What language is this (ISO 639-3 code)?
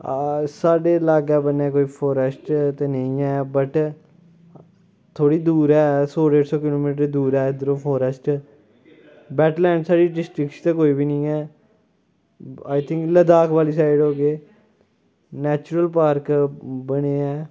doi